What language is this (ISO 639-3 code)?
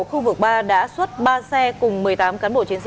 vie